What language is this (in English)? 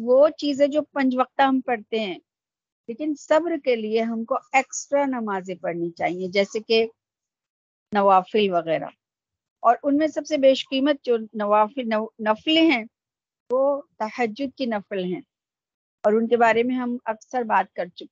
Urdu